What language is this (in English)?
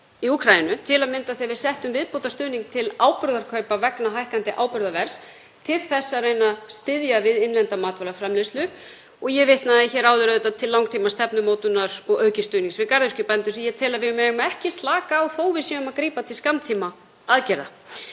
Icelandic